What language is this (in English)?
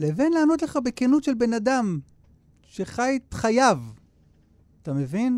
Hebrew